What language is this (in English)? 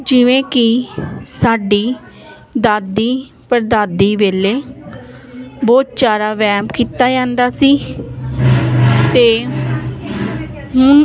Punjabi